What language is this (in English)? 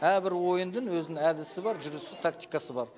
Kazakh